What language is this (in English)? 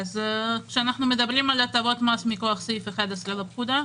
Hebrew